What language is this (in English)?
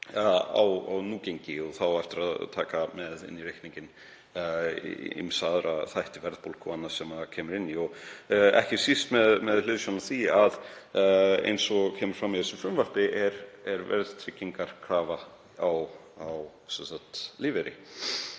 Icelandic